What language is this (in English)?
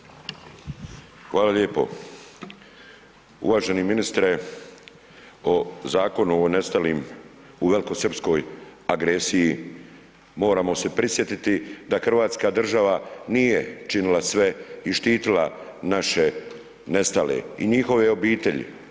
Croatian